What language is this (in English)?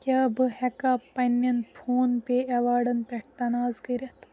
Kashmiri